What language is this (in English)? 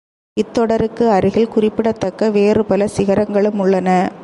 Tamil